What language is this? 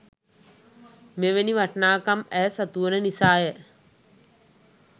Sinhala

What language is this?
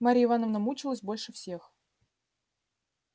Russian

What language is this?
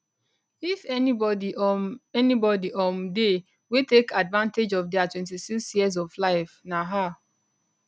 Nigerian Pidgin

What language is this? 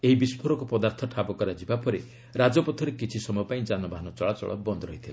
Odia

